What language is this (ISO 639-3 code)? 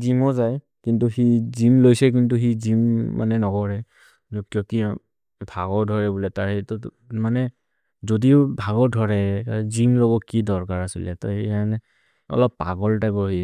mrr